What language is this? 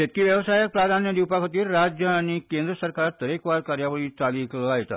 Konkani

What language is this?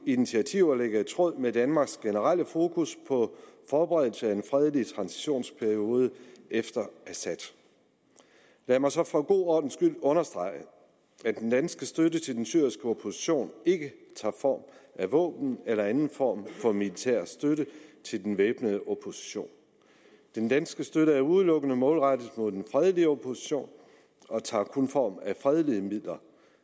Danish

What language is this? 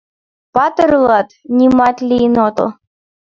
Mari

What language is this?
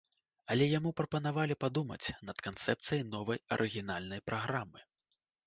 Belarusian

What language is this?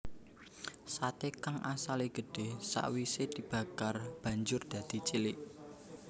Javanese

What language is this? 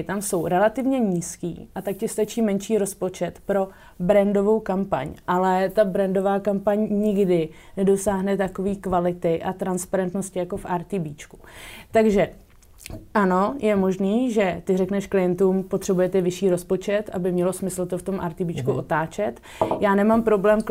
Czech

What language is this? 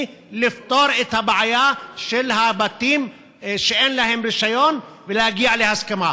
Hebrew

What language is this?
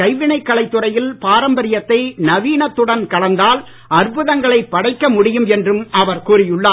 Tamil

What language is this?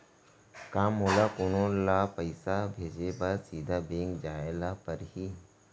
Chhattisgarhi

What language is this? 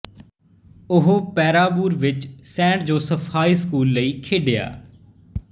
Punjabi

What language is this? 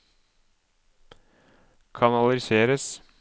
Norwegian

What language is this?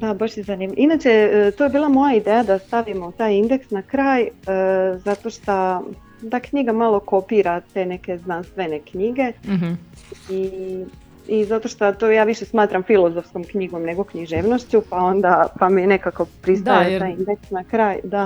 Croatian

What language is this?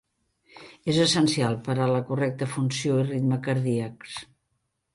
Catalan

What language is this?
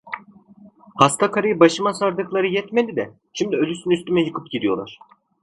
Turkish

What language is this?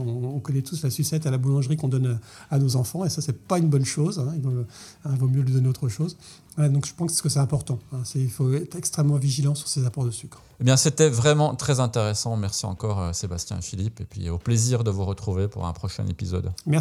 French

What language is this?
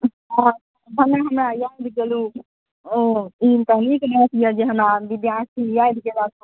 Maithili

